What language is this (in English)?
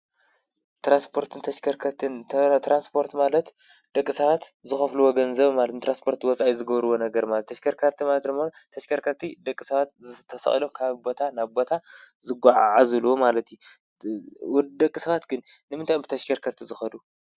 Tigrinya